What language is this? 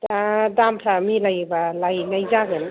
Bodo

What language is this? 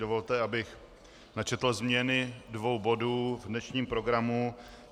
Czech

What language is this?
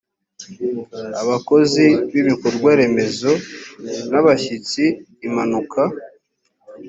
Kinyarwanda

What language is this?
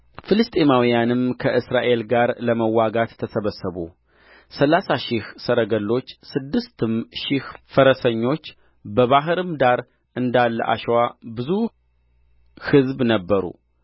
Amharic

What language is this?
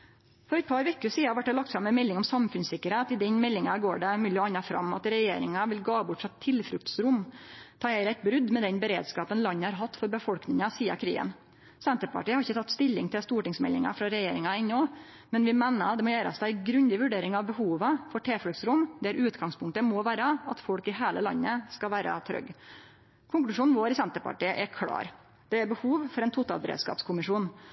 Norwegian Nynorsk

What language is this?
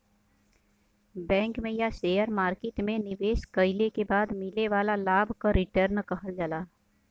Bhojpuri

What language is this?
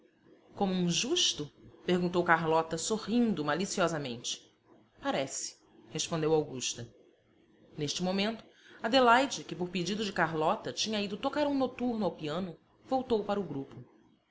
Portuguese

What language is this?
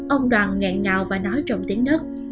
Vietnamese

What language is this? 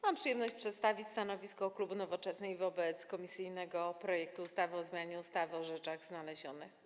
Polish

